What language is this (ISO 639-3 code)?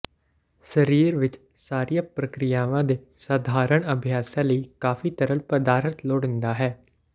pan